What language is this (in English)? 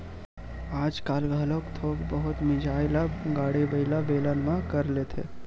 Chhattisgarhi